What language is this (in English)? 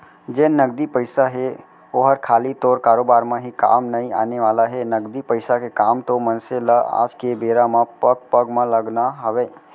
Chhattisgarhi